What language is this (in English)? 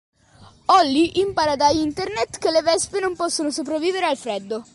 Italian